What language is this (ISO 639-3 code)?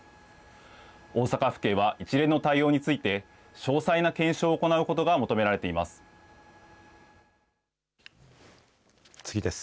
jpn